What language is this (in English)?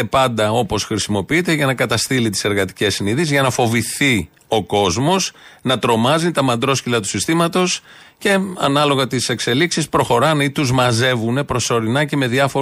Greek